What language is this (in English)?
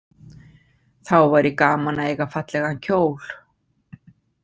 Icelandic